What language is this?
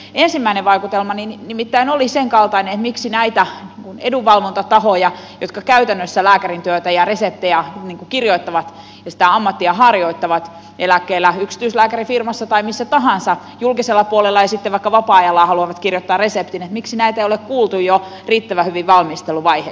Finnish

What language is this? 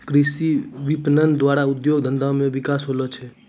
Maithili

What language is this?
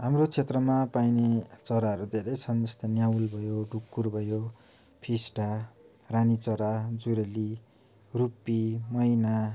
Nepali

